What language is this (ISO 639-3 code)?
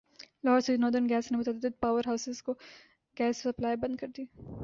urd